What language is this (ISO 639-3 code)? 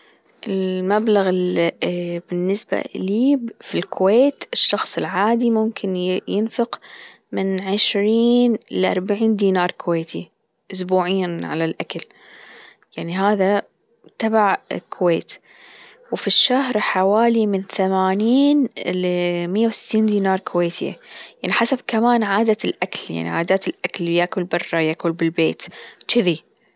afb